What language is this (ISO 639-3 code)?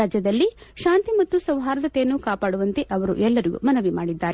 kan